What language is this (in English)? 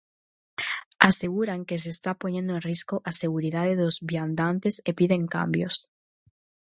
Galician